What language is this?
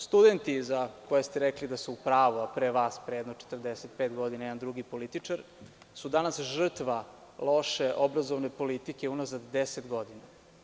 Serbian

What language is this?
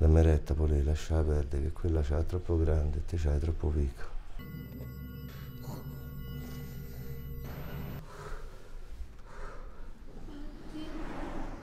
Italian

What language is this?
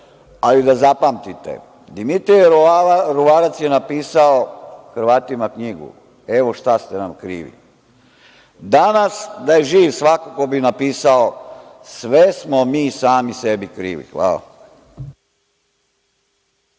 Serbian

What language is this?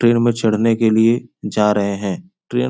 Hindi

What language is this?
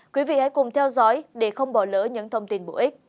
Vietnamese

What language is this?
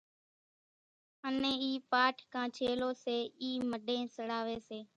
Kachi Koli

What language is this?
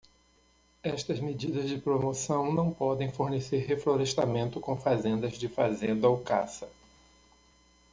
Portuguese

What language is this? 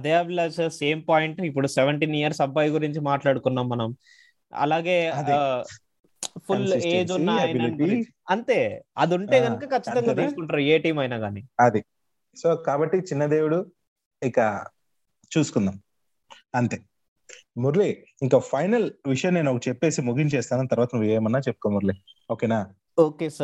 Telugu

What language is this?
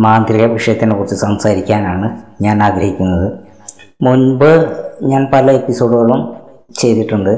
Malayalam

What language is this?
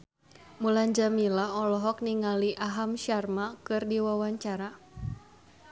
Sundanese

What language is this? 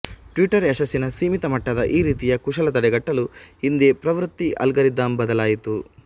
Kannada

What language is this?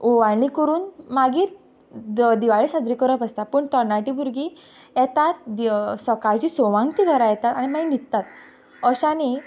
Konkani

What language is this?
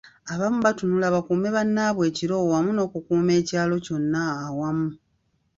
Ganda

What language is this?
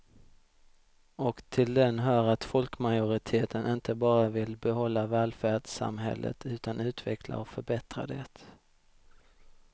Swedish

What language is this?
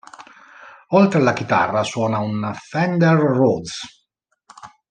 Italian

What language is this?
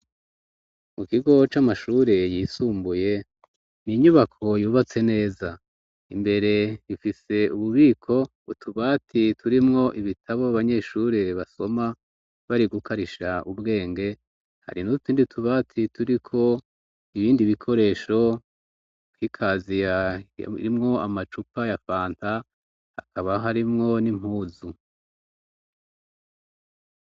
Rundi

